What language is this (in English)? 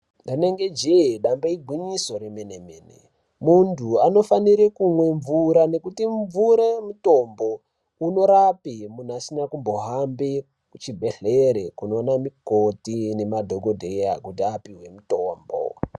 Ndau